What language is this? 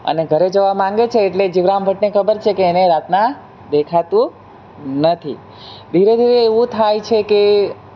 Gujarati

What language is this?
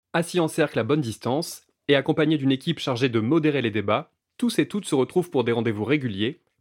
French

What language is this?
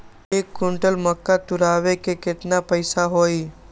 Magahi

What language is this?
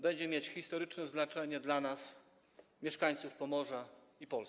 Polish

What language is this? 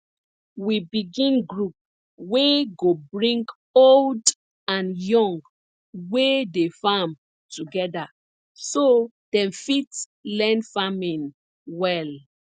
Nigerian Pidgin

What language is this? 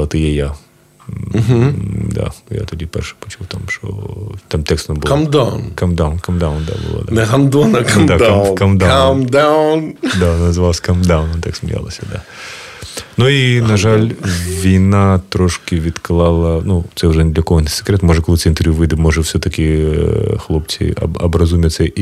Ukrainian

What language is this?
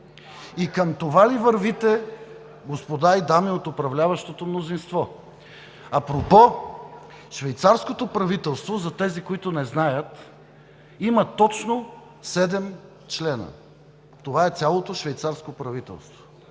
Bulgarian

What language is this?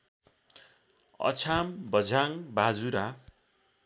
Nepali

